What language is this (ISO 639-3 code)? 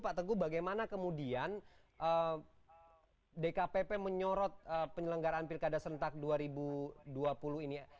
ind